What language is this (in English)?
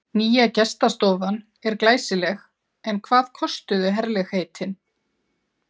Icelandic